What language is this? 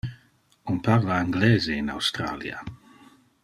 Interlingua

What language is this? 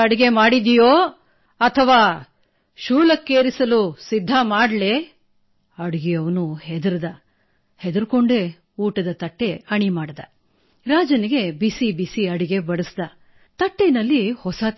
Kannada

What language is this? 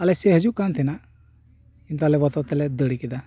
Santali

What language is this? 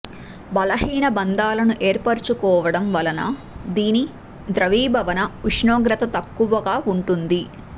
Telugu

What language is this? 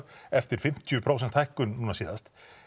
Icelandic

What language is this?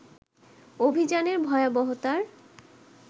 Bangla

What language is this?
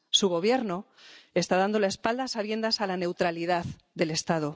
Spanish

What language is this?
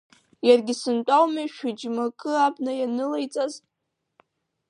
Abkhazian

